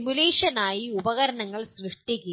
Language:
Malayalam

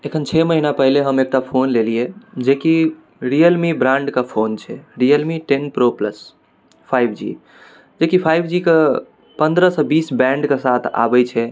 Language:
Maithili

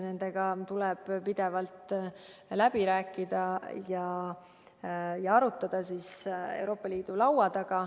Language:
Estonian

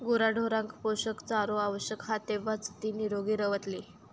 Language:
Marathi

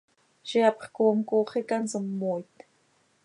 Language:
Seri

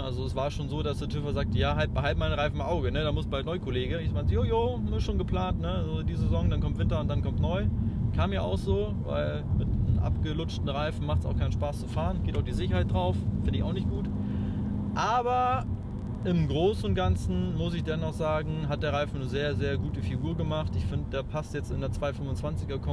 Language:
German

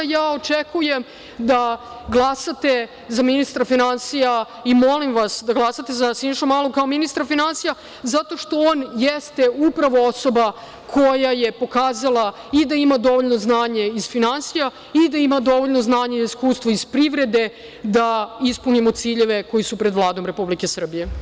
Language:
Serbian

